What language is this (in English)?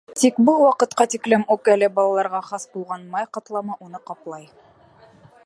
Bashkir